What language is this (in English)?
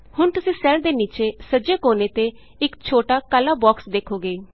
Punjabi